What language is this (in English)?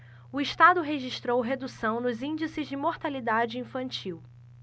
Portuguese